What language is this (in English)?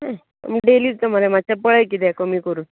Konkani